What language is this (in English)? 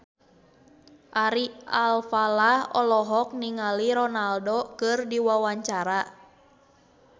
Sundanese